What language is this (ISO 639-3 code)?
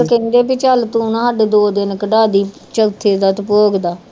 pan